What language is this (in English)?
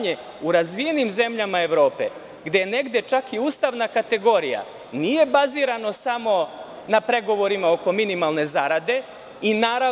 Serbian